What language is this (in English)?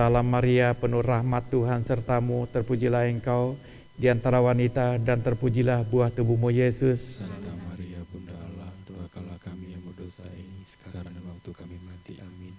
Indonesian